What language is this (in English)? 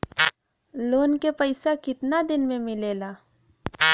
Bhojpuri